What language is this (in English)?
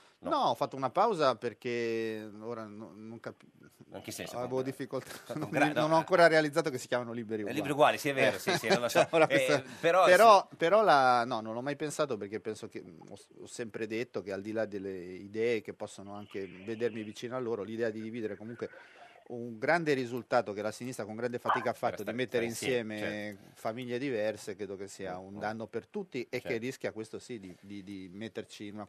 Italian